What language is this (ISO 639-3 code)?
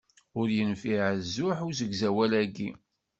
kab